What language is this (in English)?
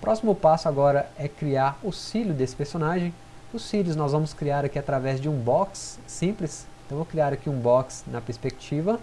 Portuguese